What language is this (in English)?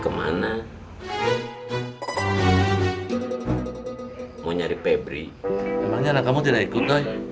Indonesian